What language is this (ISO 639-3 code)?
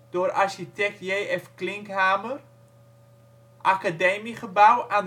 nld